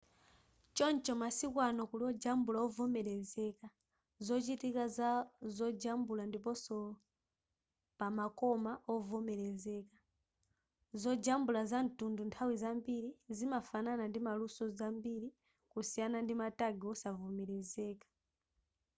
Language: Nyanja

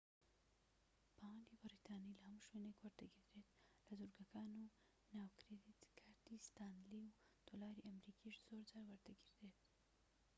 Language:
Central Kurdish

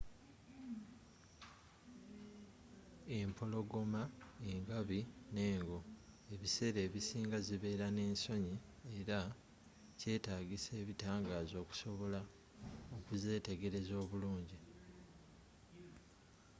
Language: Ganda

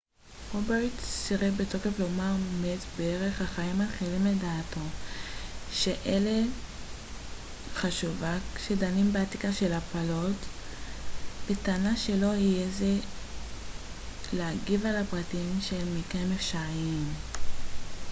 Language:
Hebrew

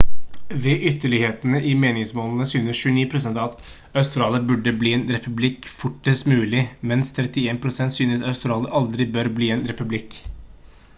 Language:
Norwegian Bokmål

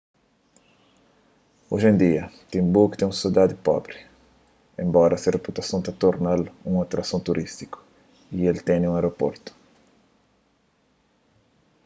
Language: Kabuverdianu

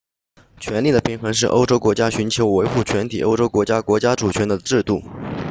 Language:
Chinese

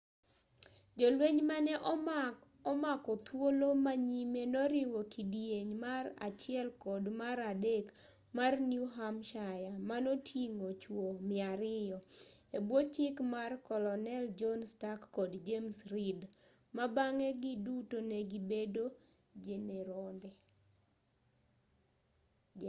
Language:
Luo (Kenya and Tanzania)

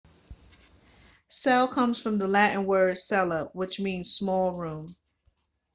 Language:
English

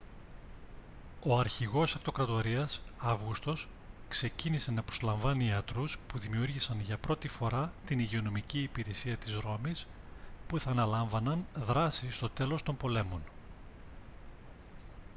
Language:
Greek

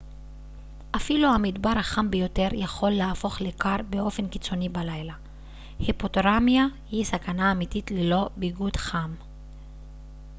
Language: Hebrew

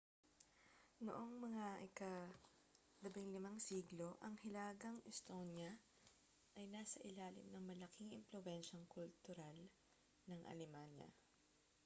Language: Filipino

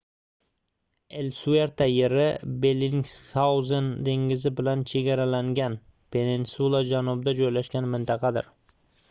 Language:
Uzbek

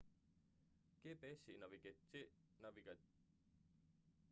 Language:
Estonian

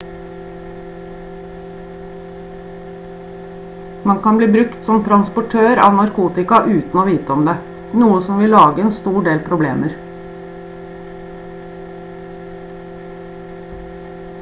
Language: Norwegian Bokmål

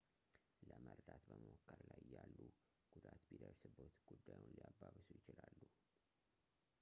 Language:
Amharic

